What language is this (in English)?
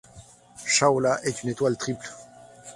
French